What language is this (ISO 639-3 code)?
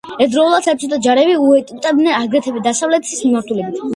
kat